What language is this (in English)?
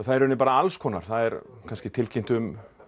Icelandic